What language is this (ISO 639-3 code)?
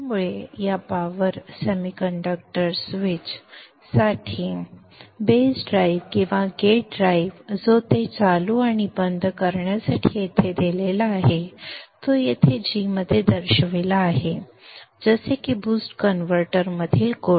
mar